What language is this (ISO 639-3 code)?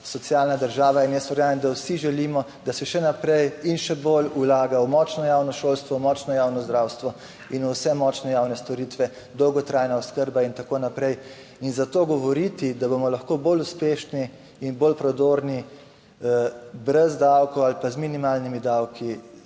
slv